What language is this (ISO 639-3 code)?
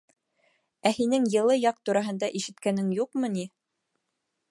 bak